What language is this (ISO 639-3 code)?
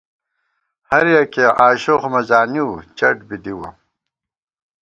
gwt